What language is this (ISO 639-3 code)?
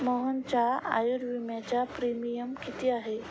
mar